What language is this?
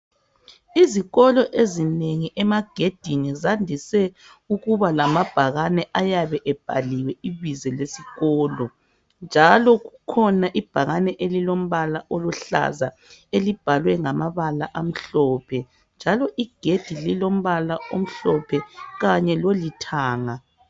North Ndebele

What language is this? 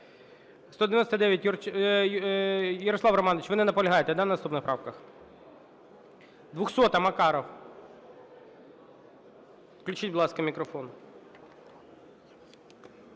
Ukrainian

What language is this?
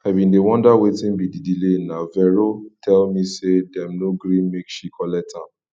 Nigerian Pidgin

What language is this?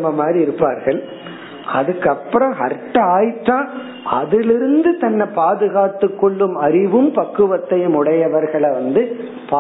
Tamil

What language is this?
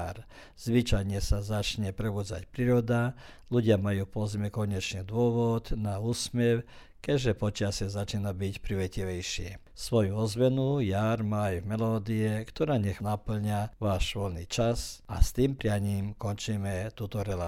Croatian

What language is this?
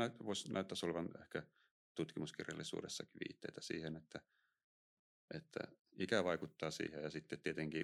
Finnish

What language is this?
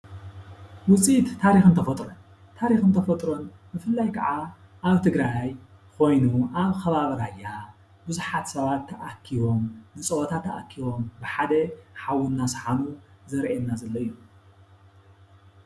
Tigrinya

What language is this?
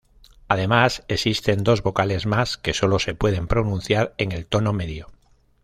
Spanish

